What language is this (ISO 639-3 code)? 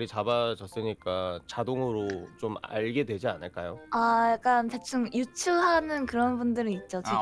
kor